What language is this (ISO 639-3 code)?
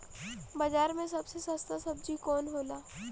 bho